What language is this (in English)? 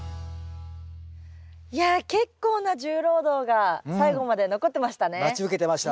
Japanese